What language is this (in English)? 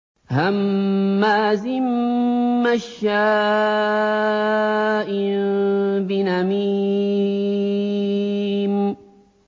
Arabic